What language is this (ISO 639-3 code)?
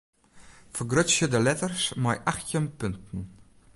fry